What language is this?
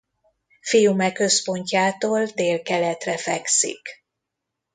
Hungarian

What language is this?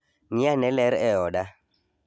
Luo (Kenya and Tanzania)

